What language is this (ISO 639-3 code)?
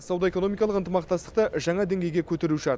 kaz